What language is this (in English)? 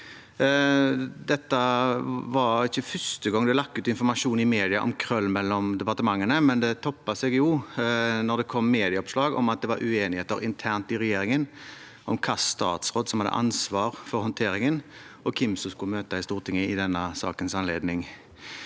Norwegian